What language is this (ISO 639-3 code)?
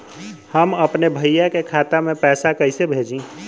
bho